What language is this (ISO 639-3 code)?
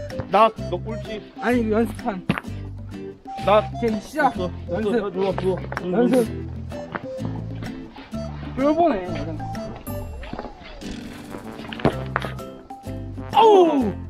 kor